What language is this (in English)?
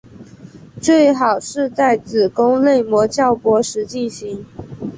Chinese